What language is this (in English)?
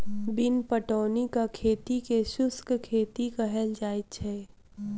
Maithili